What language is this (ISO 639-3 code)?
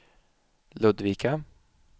swe